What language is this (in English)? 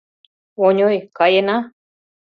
Mari